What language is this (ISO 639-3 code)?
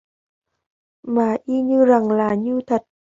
vie